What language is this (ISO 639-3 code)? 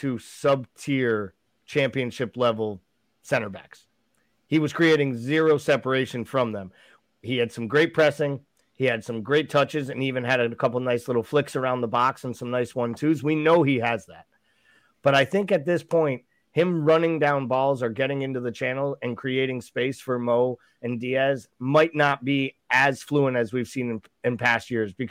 eng